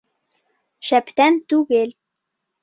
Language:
Bashkir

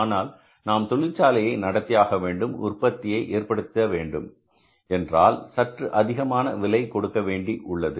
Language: Tamil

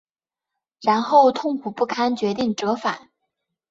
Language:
Chinese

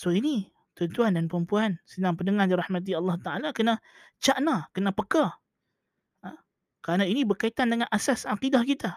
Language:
Malay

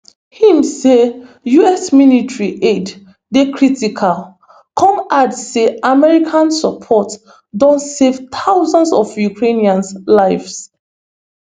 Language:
Nigerian Pidgin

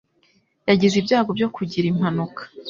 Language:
Kinyarwanda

